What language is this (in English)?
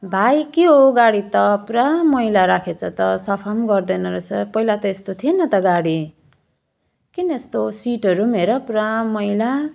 Nepali